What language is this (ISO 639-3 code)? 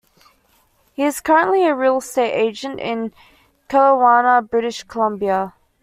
eng